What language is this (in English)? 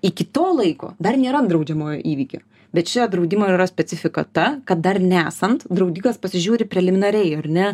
Lithuanian